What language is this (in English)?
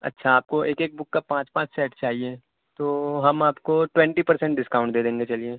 Urdu